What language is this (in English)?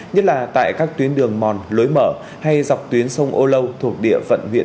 Vietnamese